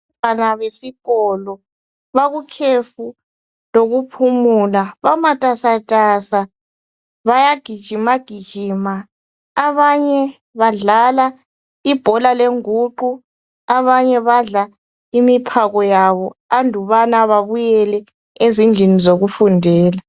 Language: North Ndebele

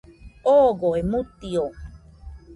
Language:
Nüpode Huitoto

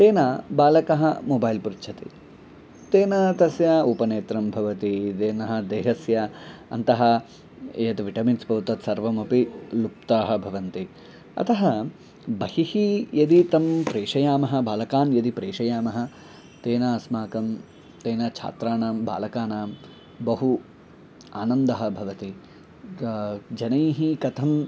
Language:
Sanskrit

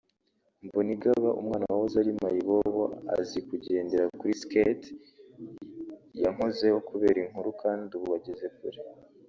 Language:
Kinyarwanda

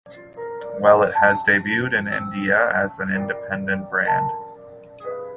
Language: English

